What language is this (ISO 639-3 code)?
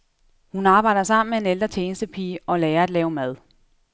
dan